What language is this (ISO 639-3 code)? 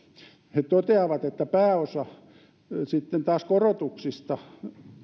fin